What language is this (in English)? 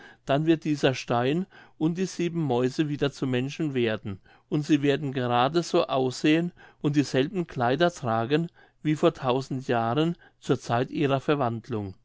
German